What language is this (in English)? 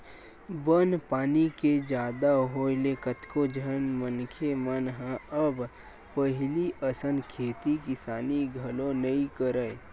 Chhattisgarhi